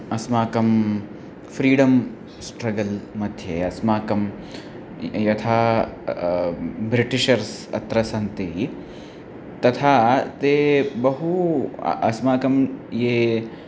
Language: Sanskrit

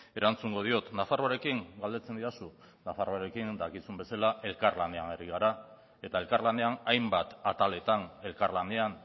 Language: Basque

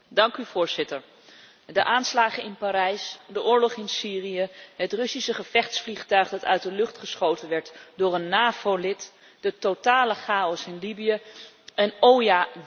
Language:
Dutch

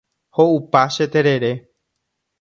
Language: Guarani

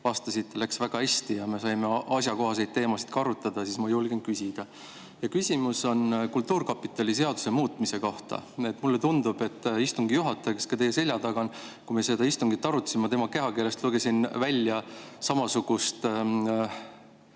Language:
Estonian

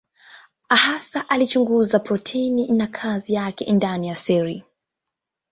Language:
Swahili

